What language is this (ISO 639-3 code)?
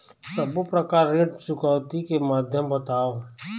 hne